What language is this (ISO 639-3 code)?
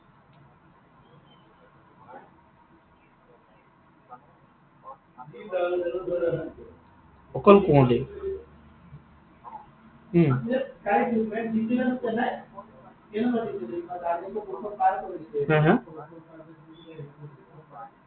asm